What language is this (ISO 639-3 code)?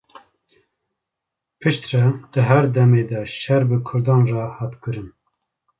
kur